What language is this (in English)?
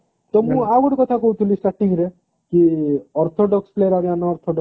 Odia